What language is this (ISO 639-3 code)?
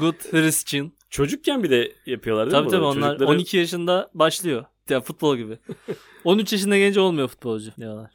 tur